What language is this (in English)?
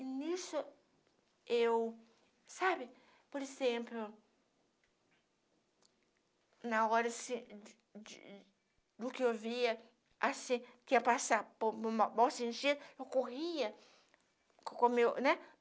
Portuguese